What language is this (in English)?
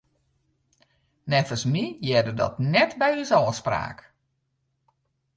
Western Frisian